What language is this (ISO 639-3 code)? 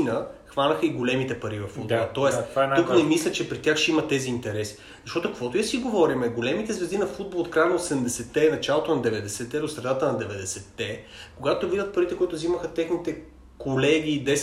bul